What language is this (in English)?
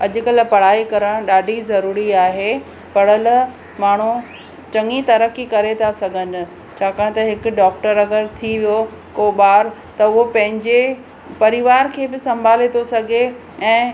Sindhi